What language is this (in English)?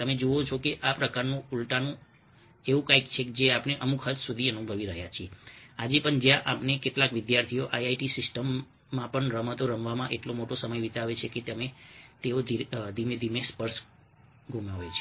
Gujarati